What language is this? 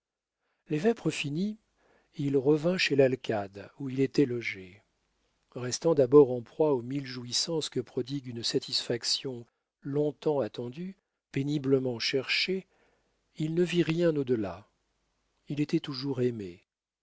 French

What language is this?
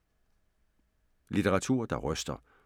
Danish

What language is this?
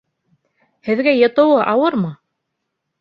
Bashkir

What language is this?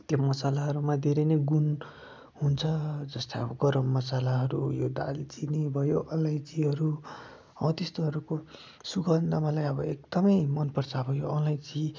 Nepali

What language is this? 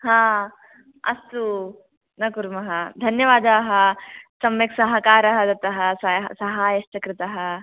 Sanskrit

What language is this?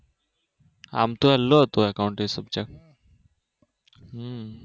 Gujarati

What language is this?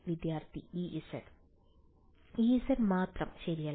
Malayalam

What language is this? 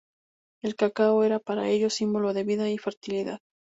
Spanish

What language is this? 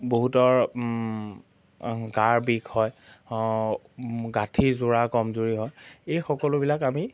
Assamese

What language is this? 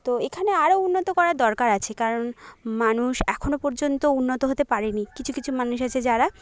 Bangla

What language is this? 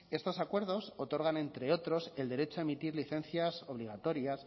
Spanish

